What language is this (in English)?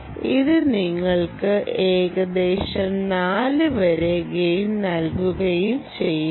Malayalam